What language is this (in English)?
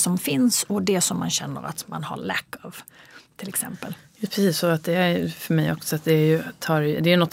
Swedish